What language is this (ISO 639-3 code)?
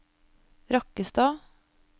nor